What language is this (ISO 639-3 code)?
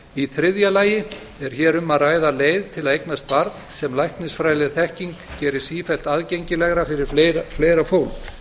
isl